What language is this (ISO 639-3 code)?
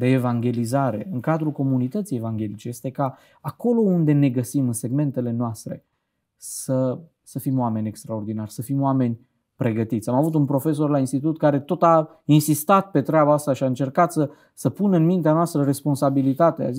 ron